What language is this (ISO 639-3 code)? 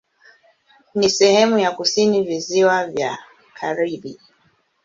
swa